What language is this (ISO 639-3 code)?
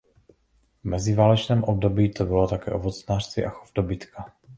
ces